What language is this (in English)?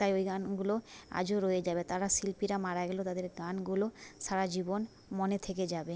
Bangla